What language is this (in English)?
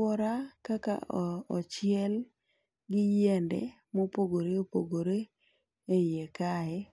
Luo (Kenya and Tanzania)